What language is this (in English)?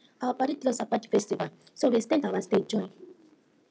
Nigerian Pidgin